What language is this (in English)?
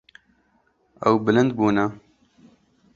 Kurdish